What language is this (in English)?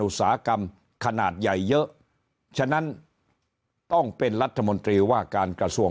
Thai